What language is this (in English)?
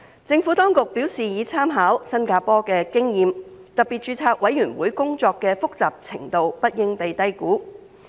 Cantonese